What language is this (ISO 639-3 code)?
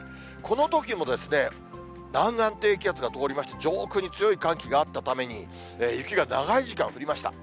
jpn